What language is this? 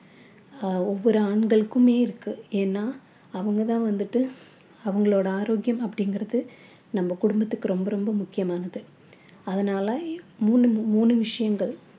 Tamil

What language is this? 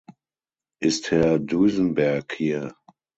German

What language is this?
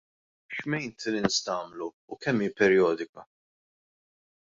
Maltese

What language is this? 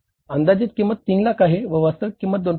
Marathi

